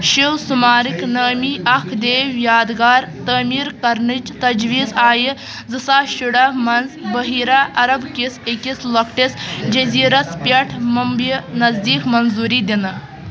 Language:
Kashmiri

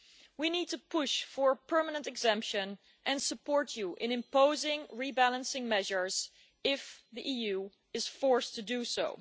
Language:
English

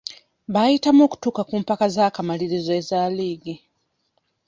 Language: Ganda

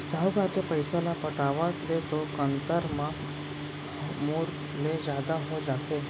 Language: Chhattisgarhi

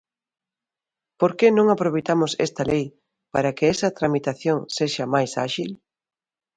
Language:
Galician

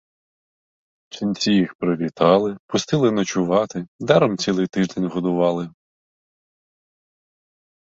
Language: Ukrainian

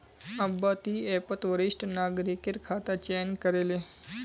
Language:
Magahi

